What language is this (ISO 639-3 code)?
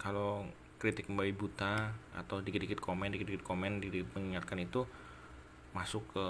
ind